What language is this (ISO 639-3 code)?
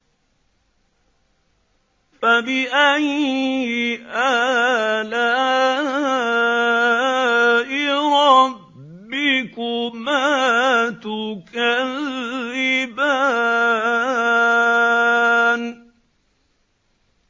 ara